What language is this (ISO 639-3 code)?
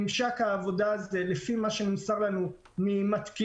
heb